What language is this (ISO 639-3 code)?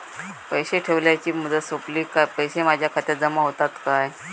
mar